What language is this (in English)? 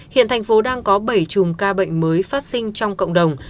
Vietnamese